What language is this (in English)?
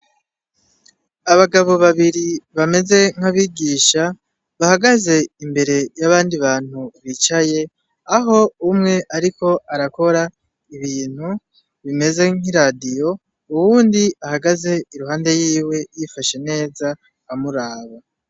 Rundi